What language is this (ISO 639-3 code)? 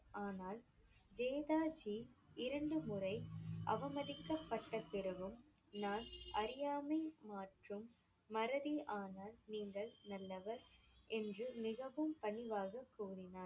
tam